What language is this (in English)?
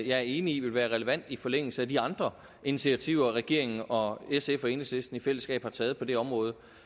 Danish